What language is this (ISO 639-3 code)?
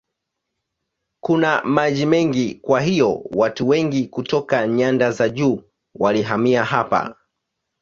swa